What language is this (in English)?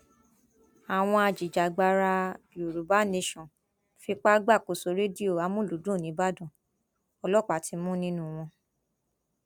Yoruba